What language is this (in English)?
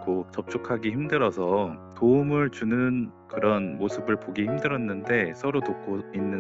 Korean